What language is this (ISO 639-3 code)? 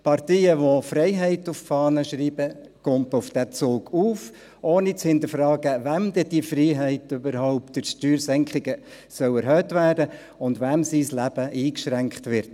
gsw